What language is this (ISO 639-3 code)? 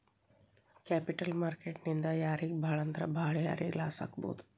kan